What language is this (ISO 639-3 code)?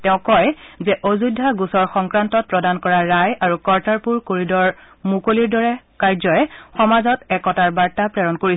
asm